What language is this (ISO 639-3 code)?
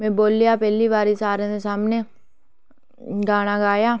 doi